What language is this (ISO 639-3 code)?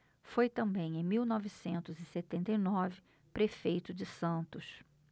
por